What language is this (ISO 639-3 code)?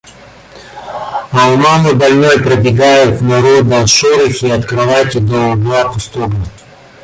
rus